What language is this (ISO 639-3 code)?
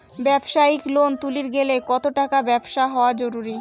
ben